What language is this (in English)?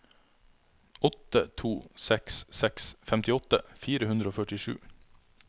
Norwegian